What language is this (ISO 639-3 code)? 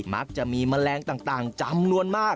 tha